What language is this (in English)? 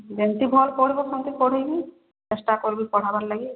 Odia